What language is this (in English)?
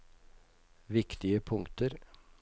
Norwegian